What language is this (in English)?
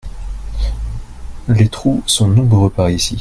French